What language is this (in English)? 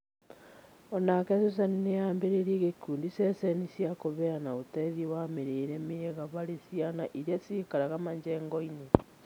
Kikuyu